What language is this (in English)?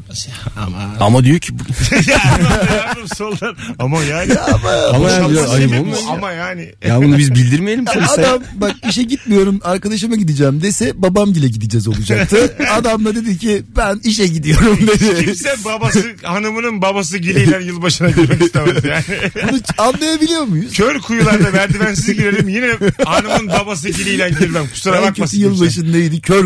Turkish